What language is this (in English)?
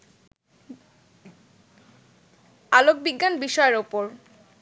Bangla